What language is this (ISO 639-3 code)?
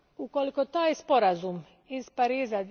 hrv